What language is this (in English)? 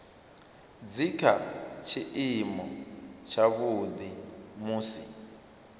Venda